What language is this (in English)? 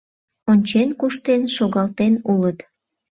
Mari